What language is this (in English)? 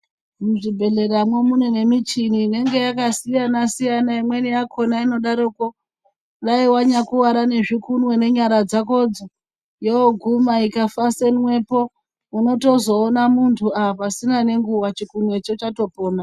Ndau